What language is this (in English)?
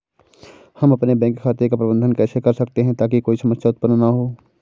Hindi